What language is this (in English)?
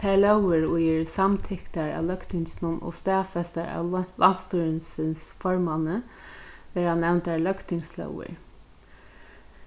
Faroese